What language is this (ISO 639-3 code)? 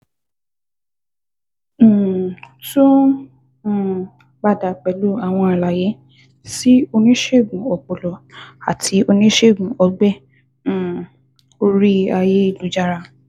yor